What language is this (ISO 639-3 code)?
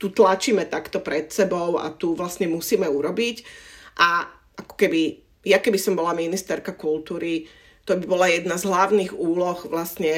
slk